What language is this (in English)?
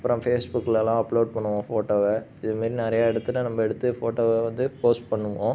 Tamil